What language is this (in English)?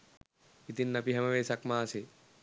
Sinhala